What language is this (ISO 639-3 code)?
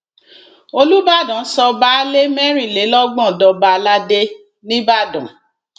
yor